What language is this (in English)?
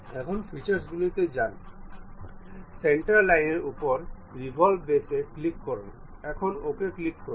Bangla